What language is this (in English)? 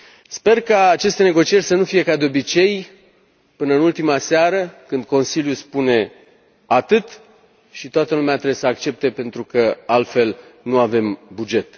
Romanian